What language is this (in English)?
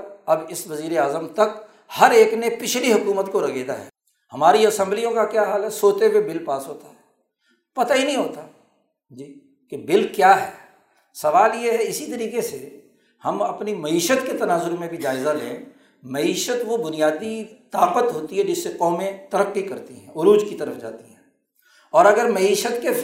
Urdu